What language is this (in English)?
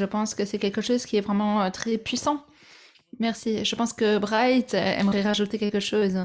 French